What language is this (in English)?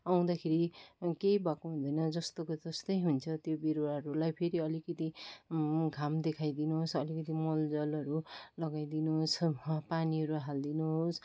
Nepali